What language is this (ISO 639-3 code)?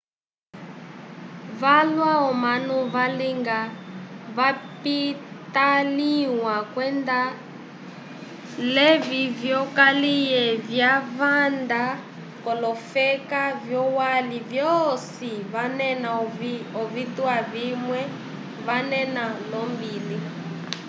umb